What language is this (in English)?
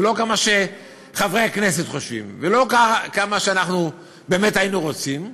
Hebrew